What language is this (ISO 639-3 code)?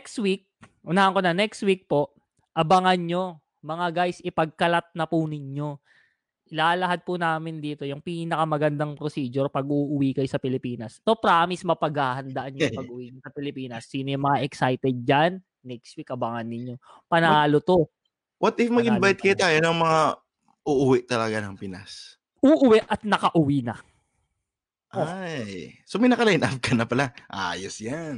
fil